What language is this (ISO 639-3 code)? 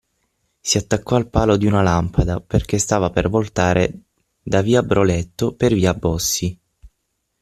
ita